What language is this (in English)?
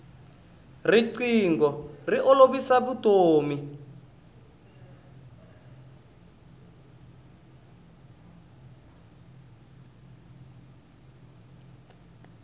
Tsonga